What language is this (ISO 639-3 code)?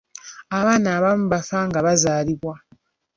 lug